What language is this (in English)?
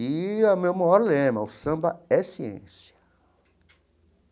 Portuguese